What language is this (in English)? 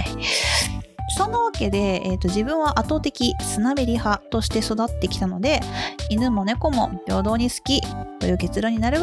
Japanese